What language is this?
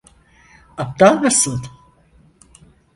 Turkish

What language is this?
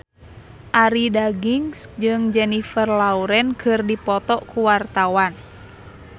Sundanese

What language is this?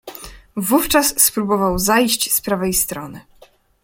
Polish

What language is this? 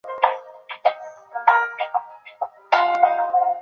Chinese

